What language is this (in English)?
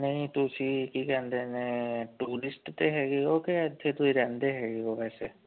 Punjabi